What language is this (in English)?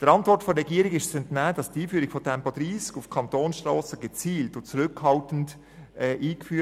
Swiss German